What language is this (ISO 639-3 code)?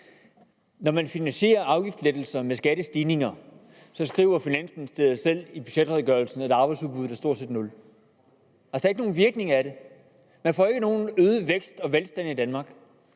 dan